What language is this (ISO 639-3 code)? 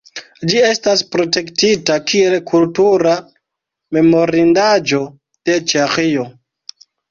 epo